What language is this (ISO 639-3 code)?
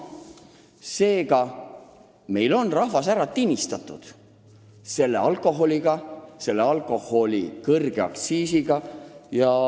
est